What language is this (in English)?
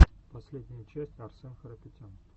Russian